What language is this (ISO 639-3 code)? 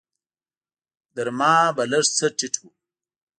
pus